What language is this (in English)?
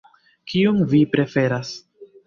Esperanto